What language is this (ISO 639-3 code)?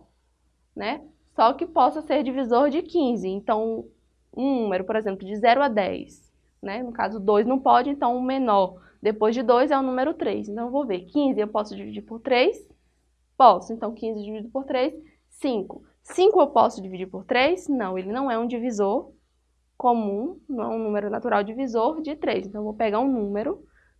por